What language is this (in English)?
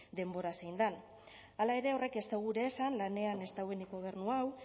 Basque